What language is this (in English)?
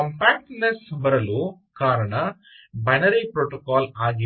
Kannada